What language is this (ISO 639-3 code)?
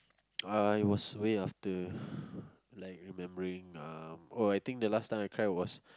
eng